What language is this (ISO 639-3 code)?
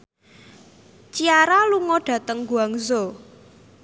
jav